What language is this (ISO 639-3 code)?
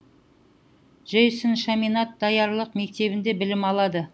kaz